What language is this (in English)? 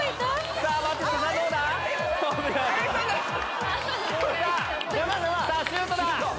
Japanese